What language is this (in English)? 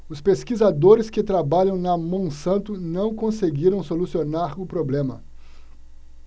Portuguese